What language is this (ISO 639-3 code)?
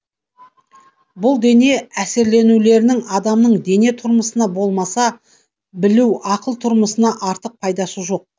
kaz